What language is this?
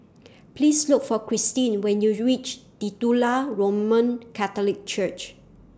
English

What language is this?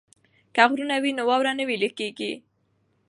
Pashto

